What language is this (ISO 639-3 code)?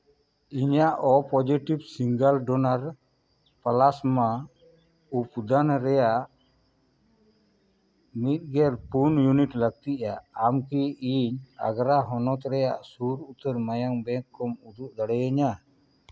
sat